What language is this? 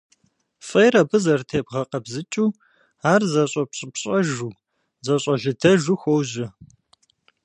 Kabardian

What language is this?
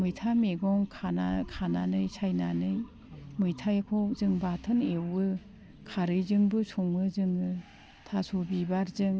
Bodo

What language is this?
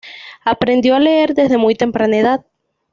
Spanish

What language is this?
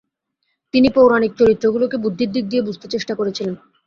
Bangla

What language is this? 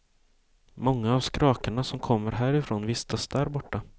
Swedish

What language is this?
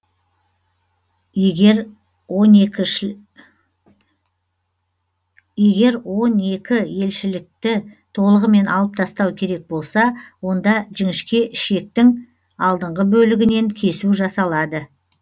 Kazakh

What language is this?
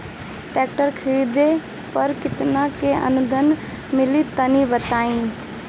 Bhojpuri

